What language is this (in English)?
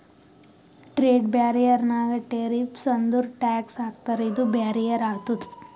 Kannada